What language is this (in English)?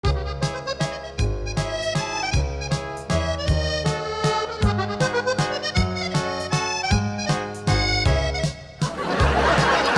Japanese